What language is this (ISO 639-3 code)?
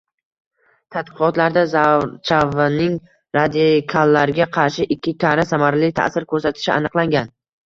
uzb